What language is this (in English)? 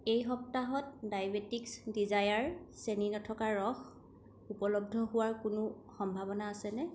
Assamese